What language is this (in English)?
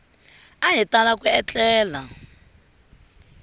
Tsonga